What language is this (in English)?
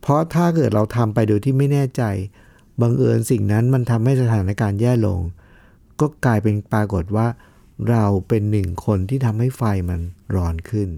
Thai